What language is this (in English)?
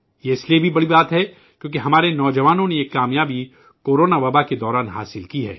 Urdu